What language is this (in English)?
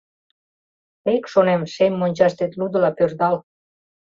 Mari